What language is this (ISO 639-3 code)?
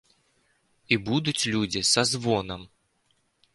bel